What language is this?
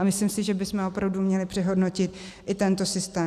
Czech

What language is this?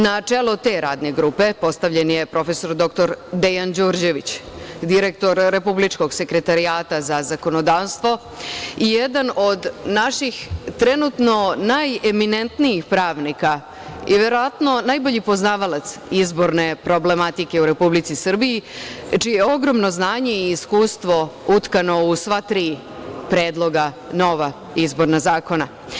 Serbian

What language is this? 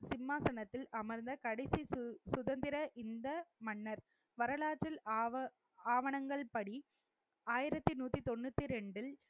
Tamil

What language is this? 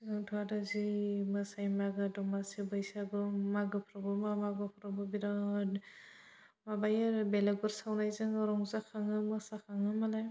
Bodo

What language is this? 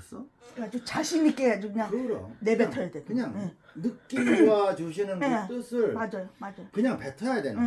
Korean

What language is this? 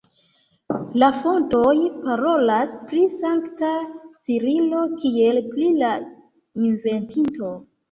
Esperanto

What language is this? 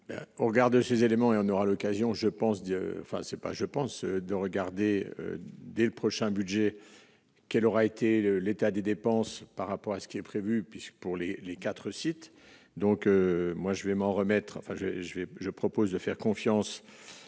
French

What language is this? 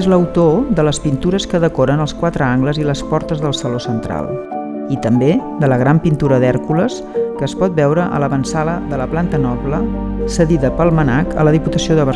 Catalan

